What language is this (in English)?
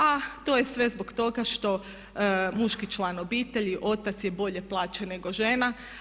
Croatian